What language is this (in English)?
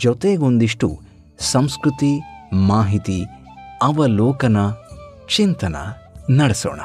Kannada